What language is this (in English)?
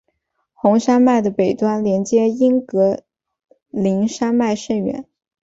Chinese